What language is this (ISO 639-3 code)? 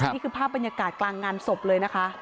tha